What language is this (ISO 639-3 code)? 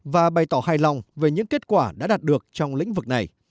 vie